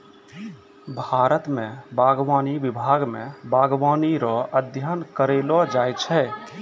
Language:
Maithili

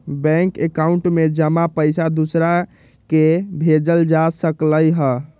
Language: Magahi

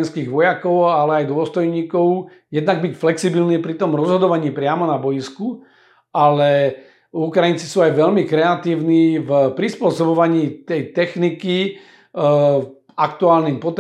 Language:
Slovak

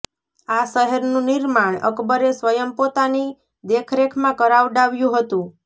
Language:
Gujarati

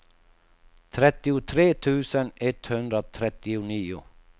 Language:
Swedish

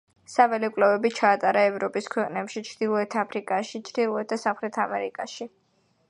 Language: Georgian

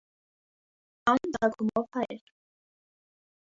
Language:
Armenian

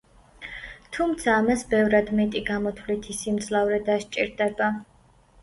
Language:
Georgian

